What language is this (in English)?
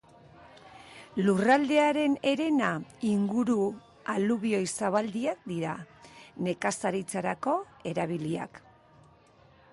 Basque